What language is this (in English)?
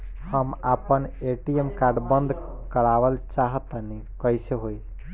Bhojpuri